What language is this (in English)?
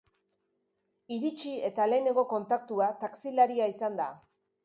Basque